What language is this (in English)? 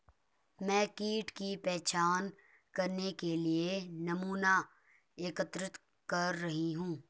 Hindi